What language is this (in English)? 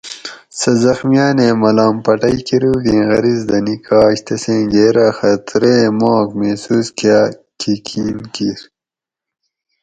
Gawri